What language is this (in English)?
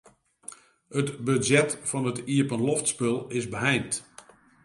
Western Frisian